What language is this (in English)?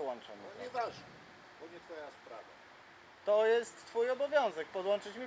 Polish